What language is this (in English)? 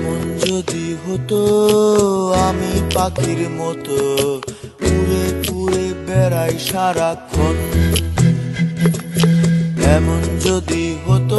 Romanian